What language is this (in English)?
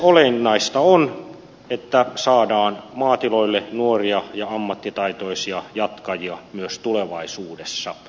Finnish